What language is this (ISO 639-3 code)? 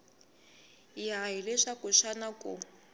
tso